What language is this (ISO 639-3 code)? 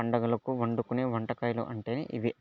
tel